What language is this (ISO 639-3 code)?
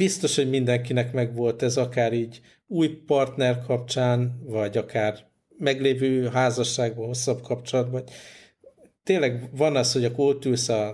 hun